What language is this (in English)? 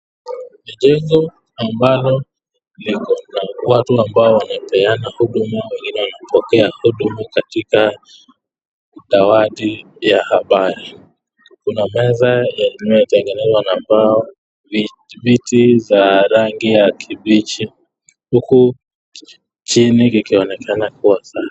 Swahili